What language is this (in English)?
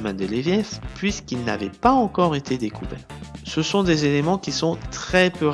French